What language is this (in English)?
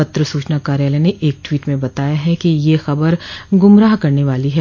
Hindi